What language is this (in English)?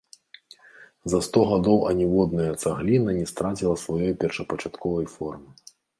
Belarusian